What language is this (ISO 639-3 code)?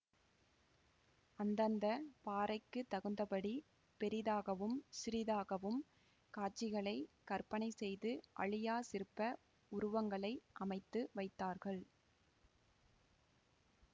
tam